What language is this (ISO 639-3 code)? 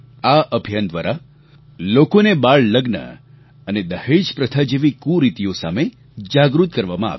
guj